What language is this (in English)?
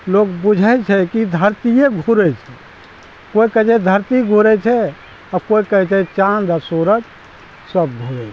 Maithili